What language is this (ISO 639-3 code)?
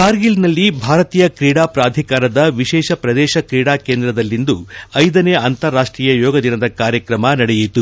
kan